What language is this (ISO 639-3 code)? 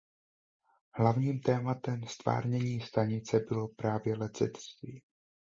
ces